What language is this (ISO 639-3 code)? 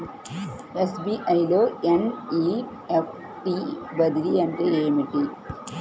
tel